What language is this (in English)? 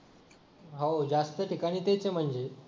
Marathi